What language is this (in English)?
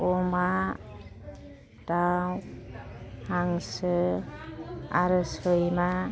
Bodo